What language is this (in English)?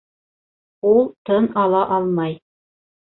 Bashkir